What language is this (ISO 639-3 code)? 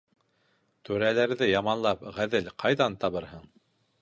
bak